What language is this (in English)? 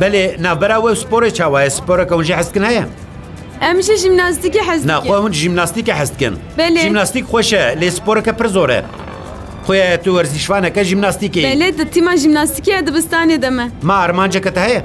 Arabic